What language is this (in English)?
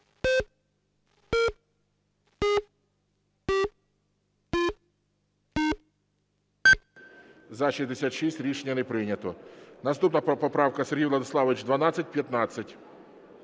Ukrainian